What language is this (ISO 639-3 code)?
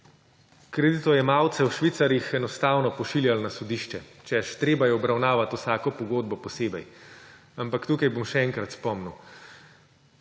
slv